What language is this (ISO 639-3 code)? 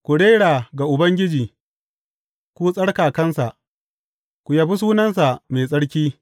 hau